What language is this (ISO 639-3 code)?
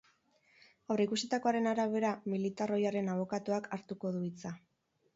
eus